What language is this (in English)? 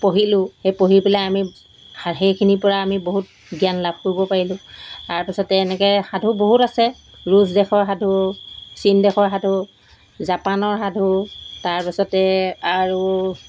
Assamese